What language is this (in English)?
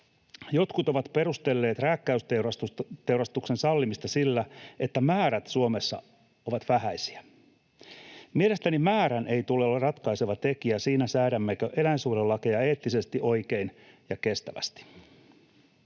Finnish